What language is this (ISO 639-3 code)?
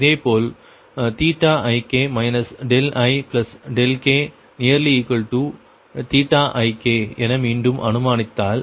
tam